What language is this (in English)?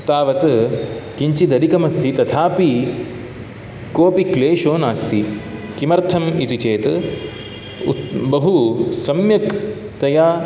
Sanskrit